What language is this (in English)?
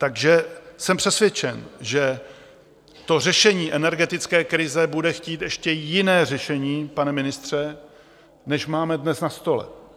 Czech